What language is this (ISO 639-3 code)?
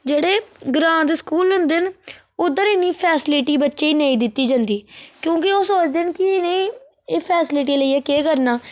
doi